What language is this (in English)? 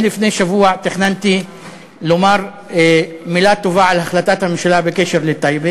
Hebrew